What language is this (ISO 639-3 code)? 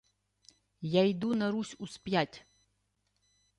ukr